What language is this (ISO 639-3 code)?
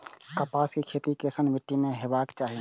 mai